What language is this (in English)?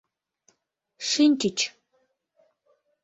Mari